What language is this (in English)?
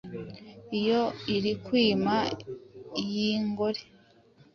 Kinyarwanda